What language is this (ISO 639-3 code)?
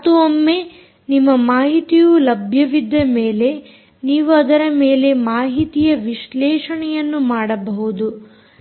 kan